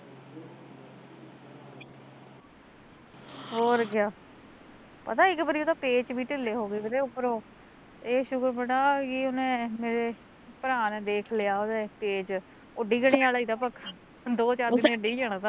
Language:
Punjabi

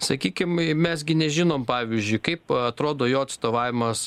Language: Lithuanian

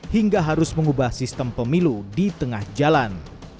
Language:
Indonesian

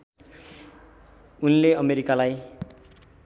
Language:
Nepali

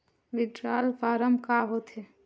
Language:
Chhattisgarhi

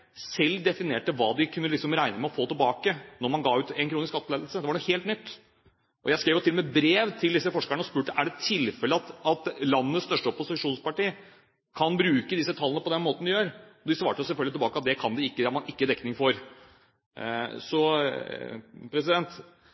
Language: Norwegian Bokmål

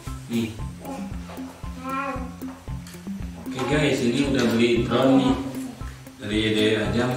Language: Indonesian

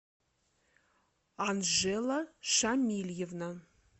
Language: Russian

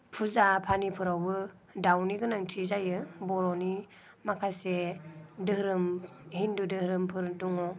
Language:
Bodo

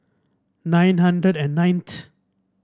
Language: English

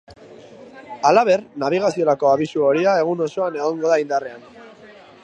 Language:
Basque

